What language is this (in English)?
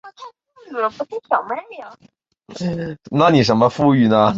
Chinese